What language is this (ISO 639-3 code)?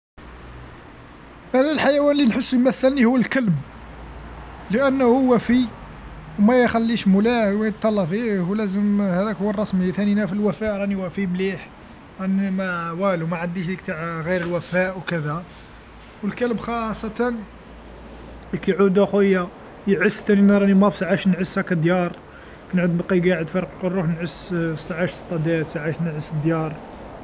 arq